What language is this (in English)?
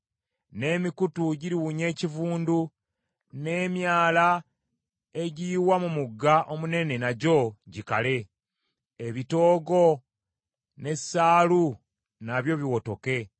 Ganda